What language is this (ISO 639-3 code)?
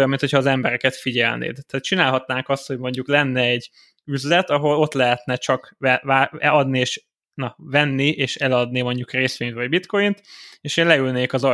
hun